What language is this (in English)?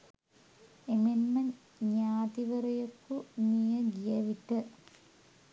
Sinhala